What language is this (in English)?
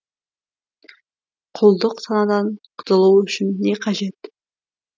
Kazakh